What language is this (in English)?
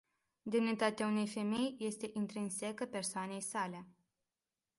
Romanian